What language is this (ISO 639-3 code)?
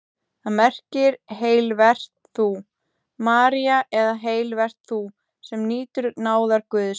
isl